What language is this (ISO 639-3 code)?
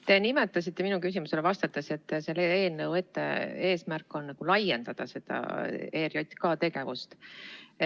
est